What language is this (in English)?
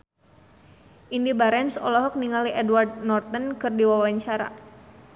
Sundanese